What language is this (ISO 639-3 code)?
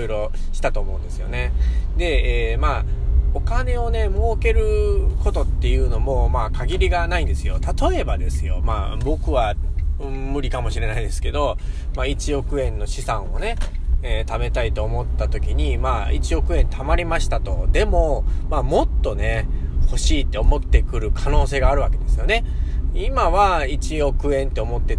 jpn